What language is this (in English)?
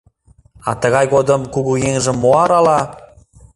Mari